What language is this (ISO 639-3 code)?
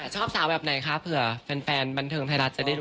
tha